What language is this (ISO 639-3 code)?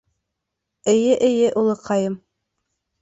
bak